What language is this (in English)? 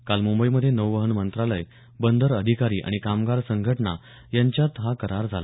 Marathi